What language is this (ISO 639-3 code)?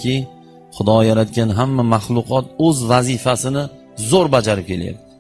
tur